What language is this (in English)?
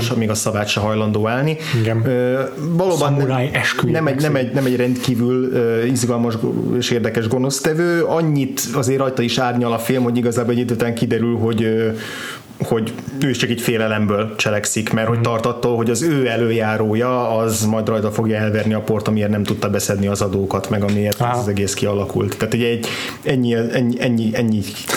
Hungarian